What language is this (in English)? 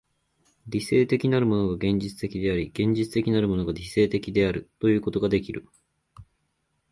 Japanese